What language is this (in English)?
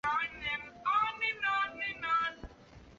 Chinese